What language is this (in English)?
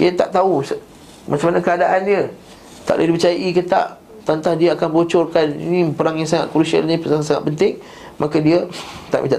Malay